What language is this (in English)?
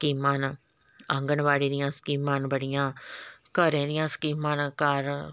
Dogri